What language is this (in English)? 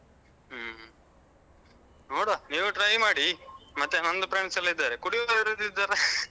Kannada